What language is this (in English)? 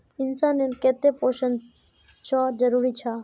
Magahi